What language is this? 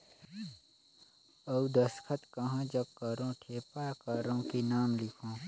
Chhattisgarhi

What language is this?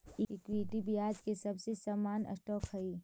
Magahi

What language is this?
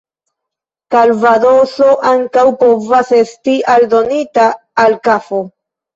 Esperanto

